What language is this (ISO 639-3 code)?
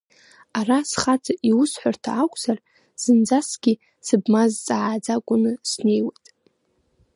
abk